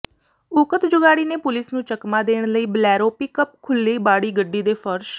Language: Punjabi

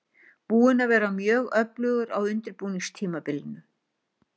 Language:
Icelandic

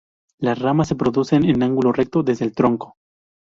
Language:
Spanish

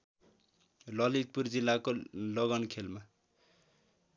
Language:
Nepali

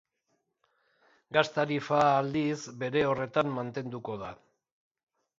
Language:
Basque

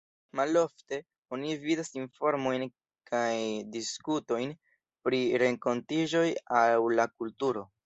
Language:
Esperanto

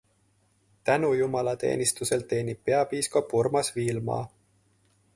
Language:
Estonian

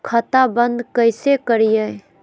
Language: Magahi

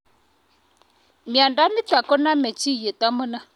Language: Kalenjin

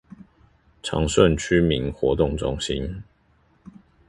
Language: Chinese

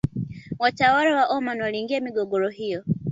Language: Swahili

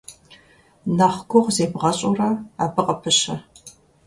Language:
Kabardian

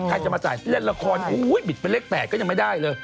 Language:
Thai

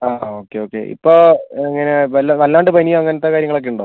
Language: Malayalam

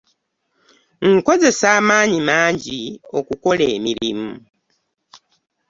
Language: Ganda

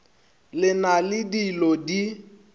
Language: Northern Sotho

